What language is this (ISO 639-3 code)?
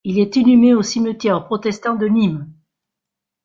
fra